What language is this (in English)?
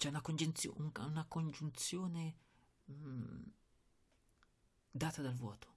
Italian